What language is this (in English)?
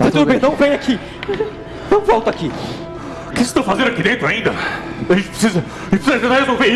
Portuguese